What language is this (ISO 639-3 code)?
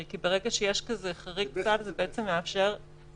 heb